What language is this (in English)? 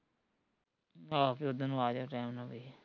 Punjabi